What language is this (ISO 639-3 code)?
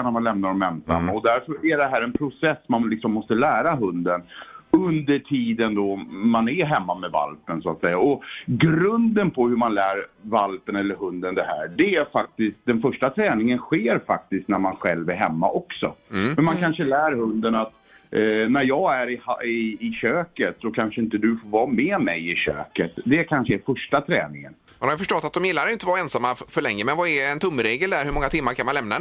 swe